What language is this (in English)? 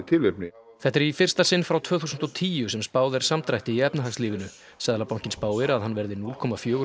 Icelandic